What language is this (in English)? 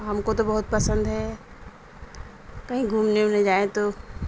Urdu